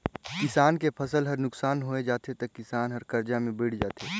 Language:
Chhattisgarhi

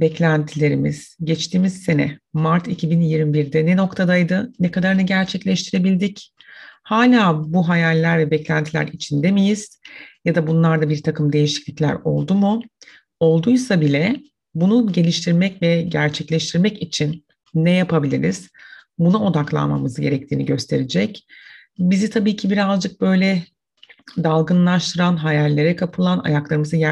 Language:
Turkish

